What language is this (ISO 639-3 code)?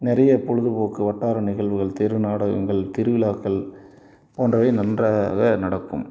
tam